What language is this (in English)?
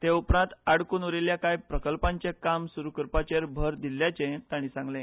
Konkani